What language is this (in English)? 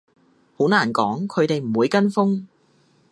Cantonese